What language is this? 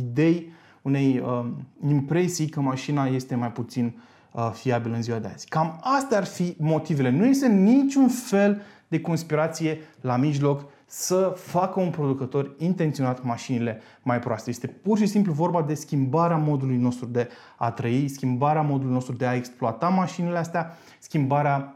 Romanian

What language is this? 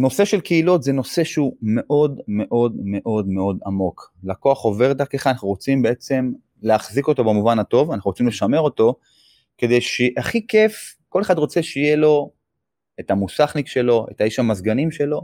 Hebrew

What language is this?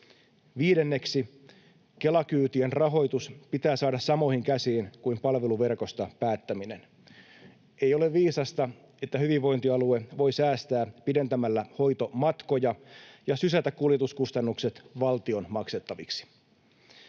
Finnish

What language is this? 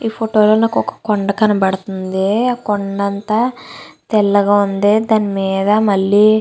Telugu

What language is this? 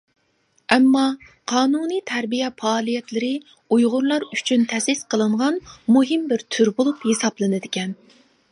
Uyghur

